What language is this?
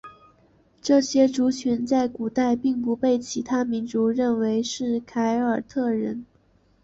Chinese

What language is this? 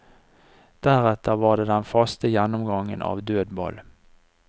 Norwegian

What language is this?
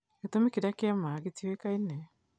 Kikuyu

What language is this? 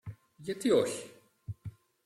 Greek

